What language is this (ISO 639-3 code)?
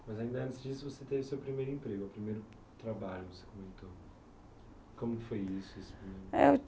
por